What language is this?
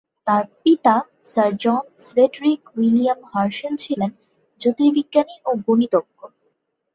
Bangla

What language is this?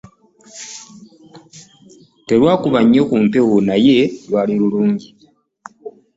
Ganda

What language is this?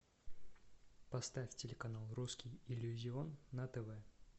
Russian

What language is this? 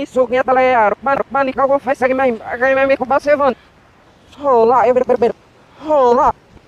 Portuguese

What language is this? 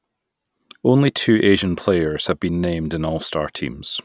English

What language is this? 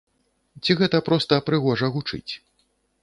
Belarusian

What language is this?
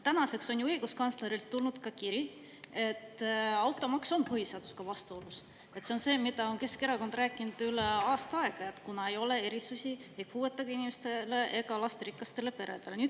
Estonian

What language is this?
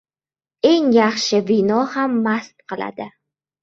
Uzbek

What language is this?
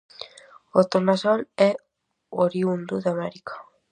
Galician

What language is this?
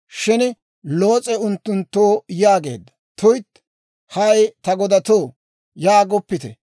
Dawro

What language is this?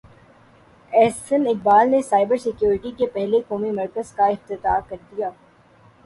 Urdu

